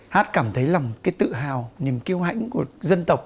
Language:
Vietnamese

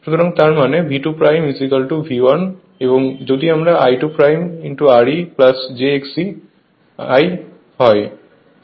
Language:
Bangla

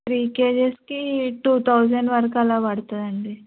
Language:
Telugu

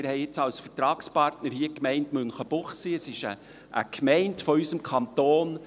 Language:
Swiss German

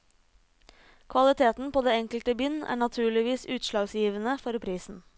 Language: Norwegian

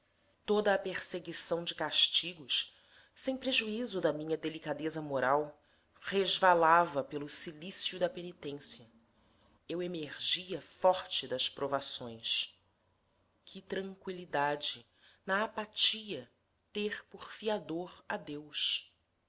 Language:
Portuguese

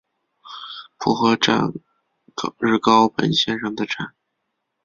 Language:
Chinese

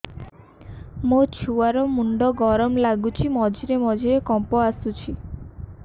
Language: Odia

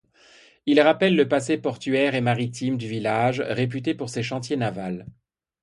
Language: French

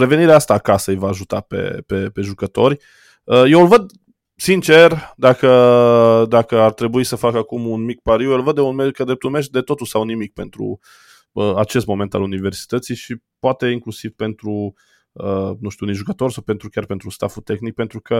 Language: Romanian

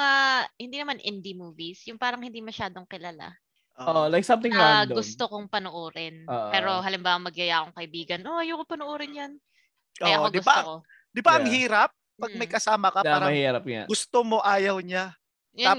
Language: Filipino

